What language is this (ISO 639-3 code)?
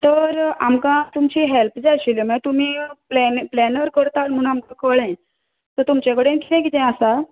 kok